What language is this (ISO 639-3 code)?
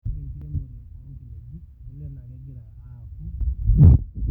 mas